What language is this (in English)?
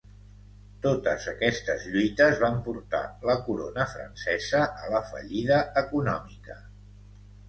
Catalan